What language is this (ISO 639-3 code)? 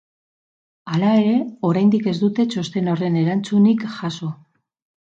eus